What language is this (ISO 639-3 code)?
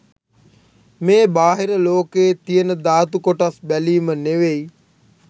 sin